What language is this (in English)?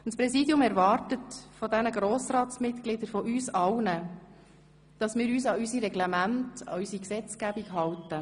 Swiss German